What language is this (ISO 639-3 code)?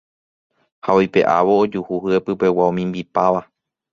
grn